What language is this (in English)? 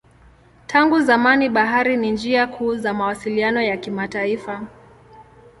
Swahili